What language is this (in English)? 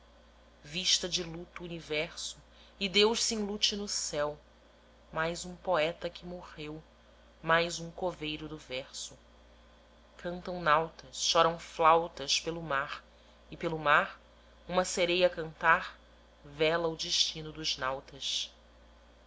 Portuguese